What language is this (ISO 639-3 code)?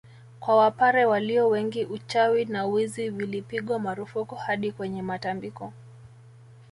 swa